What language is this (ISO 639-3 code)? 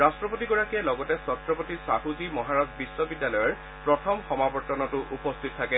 asm